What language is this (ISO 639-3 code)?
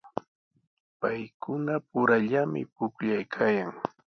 qws